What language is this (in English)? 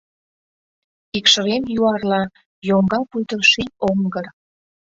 Mari